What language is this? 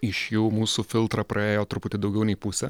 Lithuanian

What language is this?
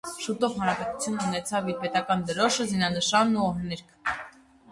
Armenian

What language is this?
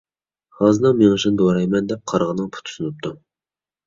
Uyghur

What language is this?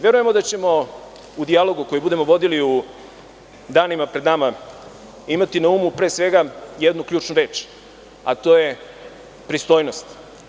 Serbian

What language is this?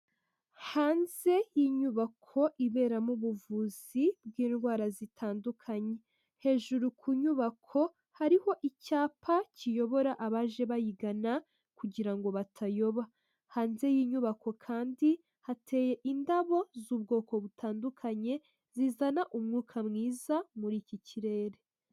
Kinyarwanda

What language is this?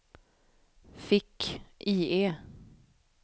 Swedish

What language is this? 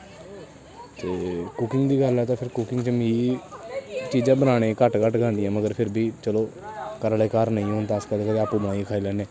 Dogri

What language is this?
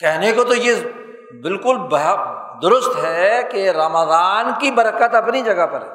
Urdu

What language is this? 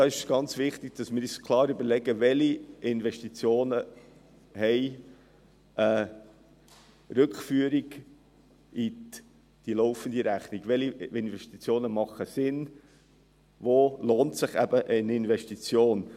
Swiss German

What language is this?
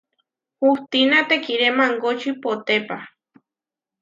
Huarijio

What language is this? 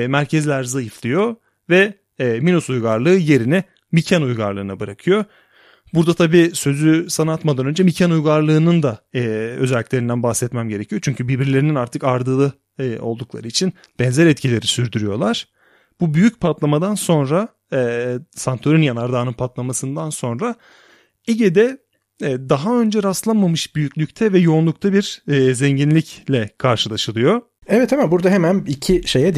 Turkish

